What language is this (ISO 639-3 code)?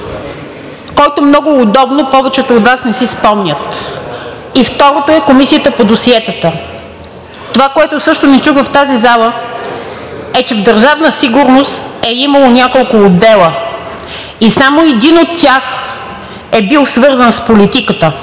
bul